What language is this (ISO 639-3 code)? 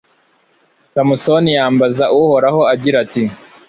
kin